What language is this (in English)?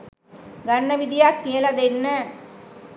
Sinhala